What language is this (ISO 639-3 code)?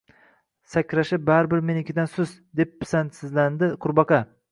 uzb